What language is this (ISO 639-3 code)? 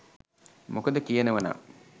sin